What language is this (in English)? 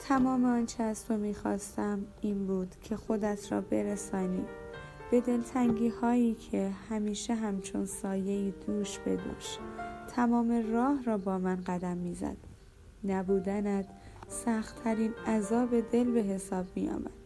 Persian